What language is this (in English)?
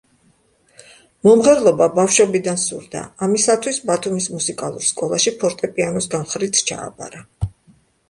Georgian